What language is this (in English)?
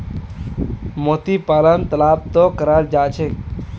Magahi